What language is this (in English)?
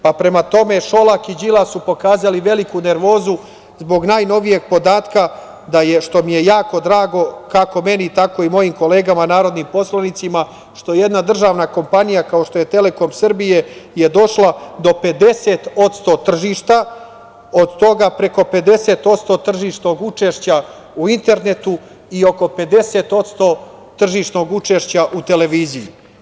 Serbian